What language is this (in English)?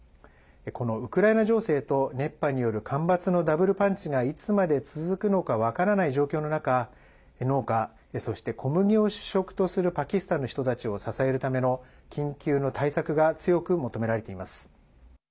Japanese